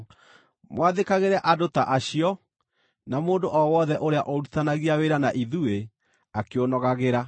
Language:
Kikuyu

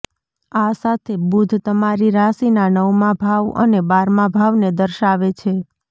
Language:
Gujarati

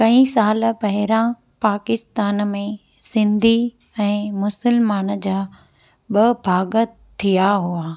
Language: Sindhi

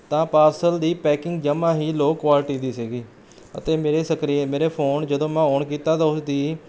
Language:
Punjabi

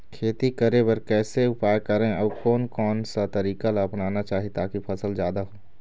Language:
Chhattisgarhi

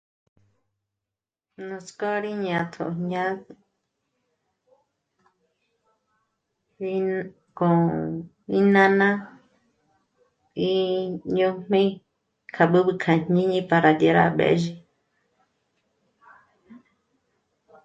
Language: Michoacán Mazahua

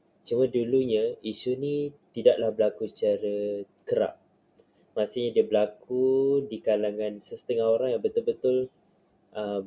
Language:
Malay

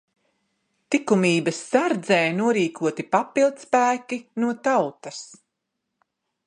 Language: Latvian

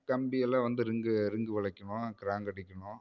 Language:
Tamil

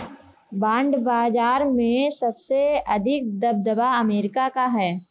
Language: Hindi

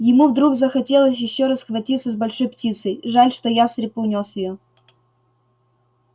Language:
Russian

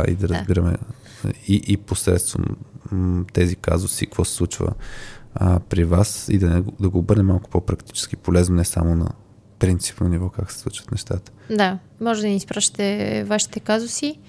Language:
Bulgarian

